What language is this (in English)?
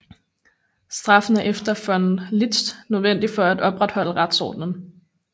Danish